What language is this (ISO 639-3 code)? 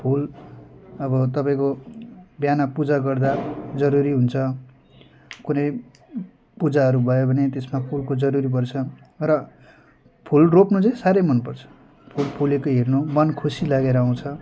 nep